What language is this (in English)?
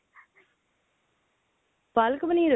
Punjabi